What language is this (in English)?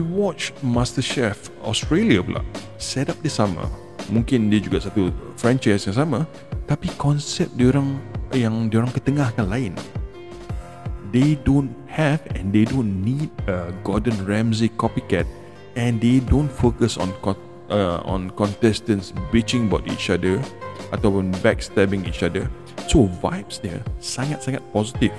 Malay